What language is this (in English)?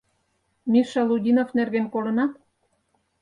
Mari